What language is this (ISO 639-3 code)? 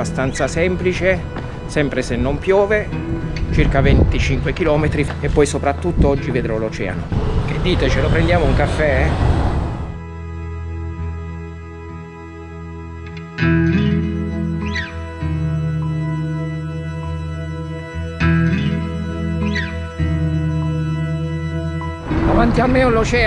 ita